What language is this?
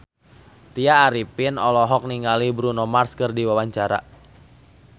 Sundanese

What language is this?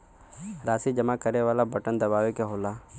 Bhojpuri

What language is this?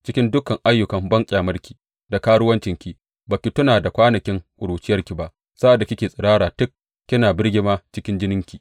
Hausa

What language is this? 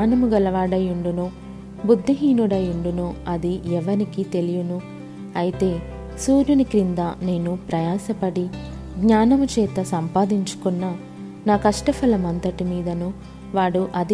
Telugu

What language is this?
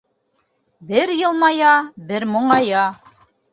Bashkir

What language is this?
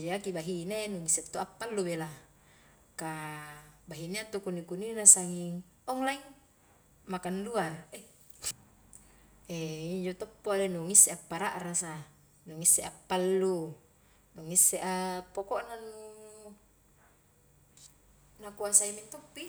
Highland Konjo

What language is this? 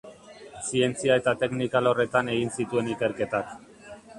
Basque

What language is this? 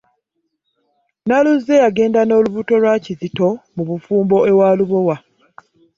Ganda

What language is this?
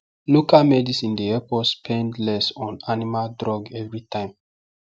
Nigerian Pidgin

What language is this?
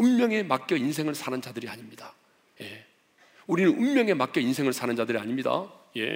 Korean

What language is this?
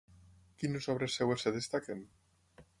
Catalan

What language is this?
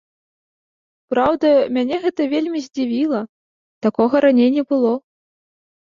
Belarusian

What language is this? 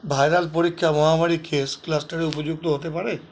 Bangla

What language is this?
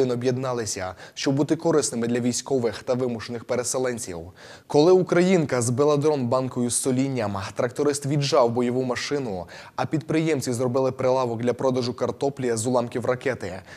Ukrainian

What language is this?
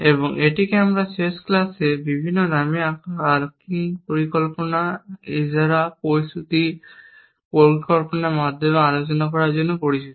Bangla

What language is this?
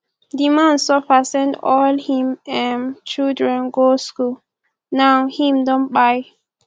Nigerian Pidgin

